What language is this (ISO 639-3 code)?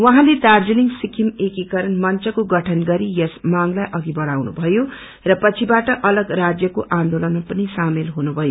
nep